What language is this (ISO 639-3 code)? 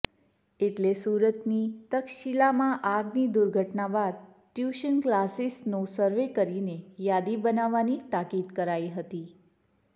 guj